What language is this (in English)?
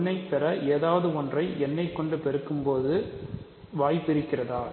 Tamil